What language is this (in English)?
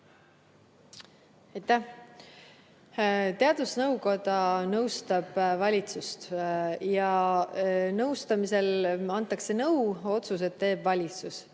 Estonian